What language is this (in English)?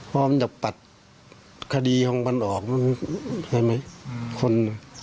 Thai